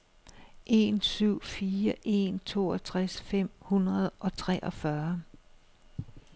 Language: Danish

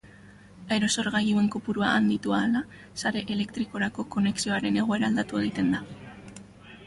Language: Basque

